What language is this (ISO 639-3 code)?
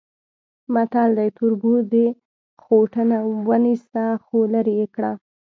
pus